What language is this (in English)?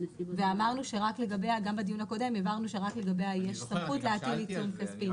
Hebrew